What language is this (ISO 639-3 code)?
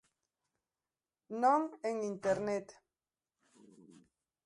glg